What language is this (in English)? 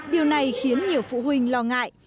Vietnamese